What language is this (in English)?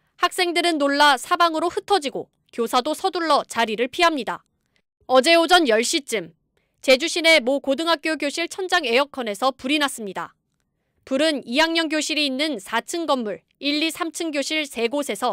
Korean